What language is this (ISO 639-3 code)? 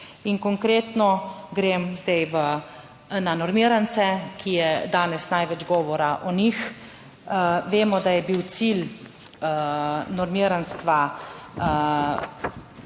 slv